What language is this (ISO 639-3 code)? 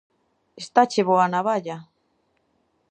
glg